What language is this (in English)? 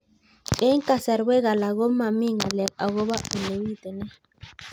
Kalenjin